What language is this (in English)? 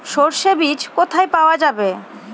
Bangla